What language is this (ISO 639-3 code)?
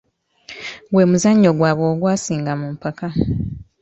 lug